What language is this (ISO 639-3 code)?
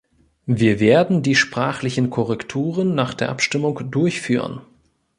deu